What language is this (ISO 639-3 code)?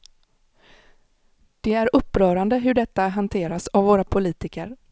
swe